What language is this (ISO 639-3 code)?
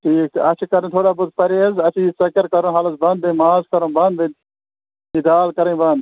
kas